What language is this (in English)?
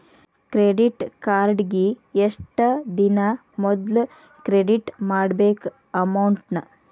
Kannada